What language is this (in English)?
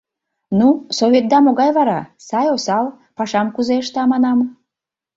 Mari